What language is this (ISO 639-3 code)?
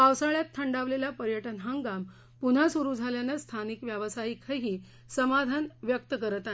mar